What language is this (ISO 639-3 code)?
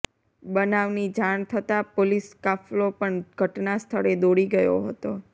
guj